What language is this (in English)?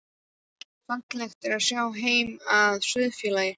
Icelandic